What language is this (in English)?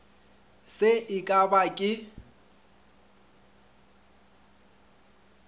Northern Sotho